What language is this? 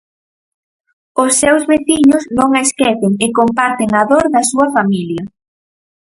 Galician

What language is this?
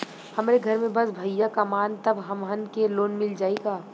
Bhojpuri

